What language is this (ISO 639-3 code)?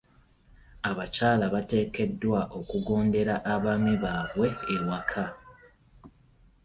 lug